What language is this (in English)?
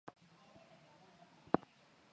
Swahili